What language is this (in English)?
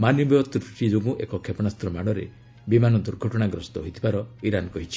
Odia